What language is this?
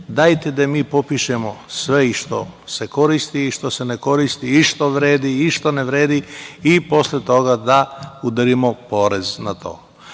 Serbian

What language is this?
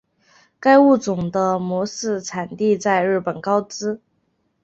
Chinese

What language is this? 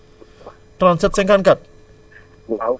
Wolof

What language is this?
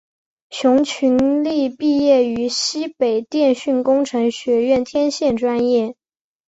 Chinese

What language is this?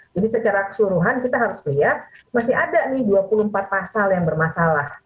Indonesian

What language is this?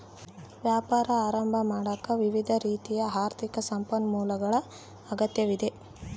Kannada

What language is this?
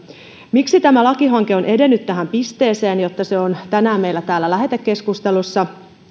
Finnish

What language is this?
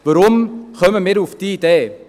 Swiss German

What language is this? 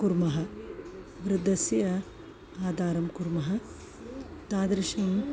Sanskrit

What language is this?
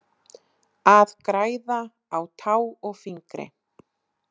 Icelandic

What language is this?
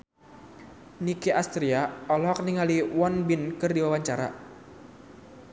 Sundanese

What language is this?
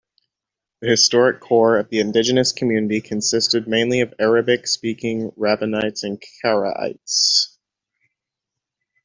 English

